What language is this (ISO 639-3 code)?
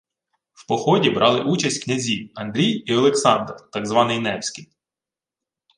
ukr